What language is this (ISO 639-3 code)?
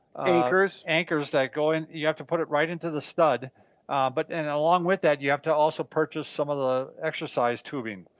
eng